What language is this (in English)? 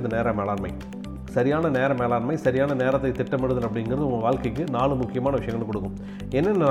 Tamil